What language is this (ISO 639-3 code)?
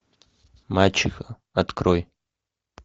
rus